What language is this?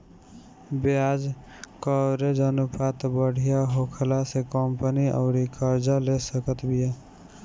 Bhojpuri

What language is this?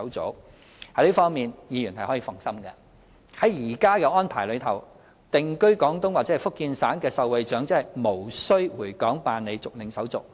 Cantonese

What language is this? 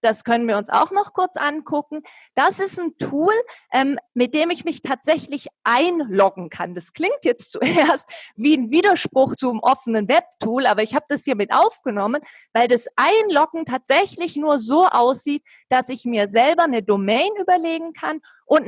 German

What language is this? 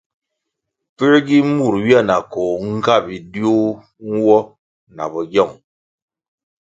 Kwasio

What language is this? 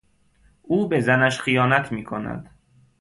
Persian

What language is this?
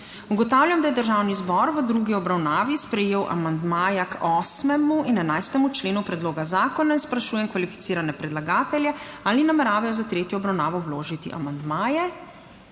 Slovenian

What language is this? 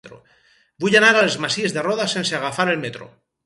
Catalan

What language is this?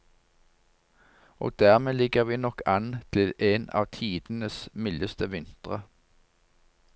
Norwegian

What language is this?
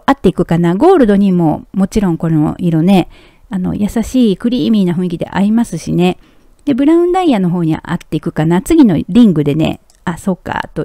Japanese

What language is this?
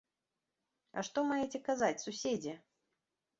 Belarusian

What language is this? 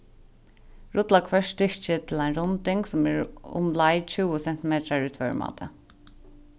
Faroese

